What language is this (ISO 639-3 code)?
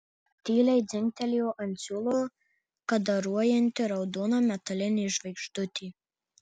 lit